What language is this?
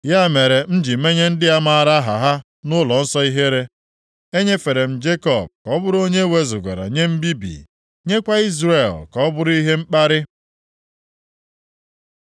Igbo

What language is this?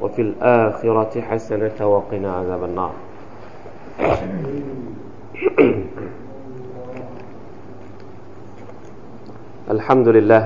Thai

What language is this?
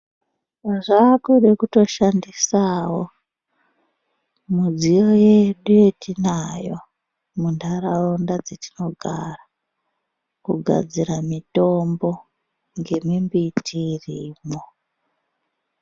Ndau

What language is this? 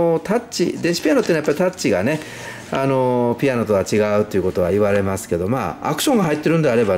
Japanese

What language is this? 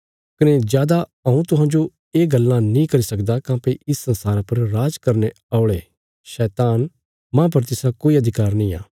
Bilaspuri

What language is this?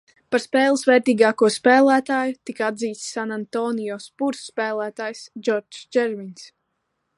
Latvian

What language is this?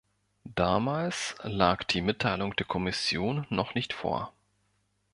German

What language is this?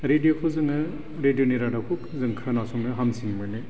Bodo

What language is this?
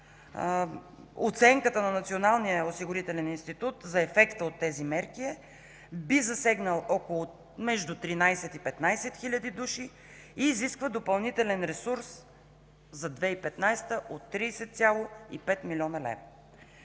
Bulgarian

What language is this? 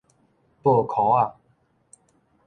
Min Nan Chinese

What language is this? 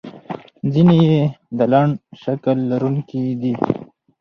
Pashto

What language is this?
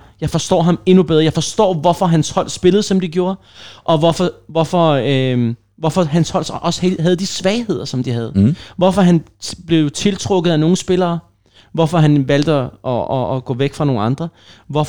Danish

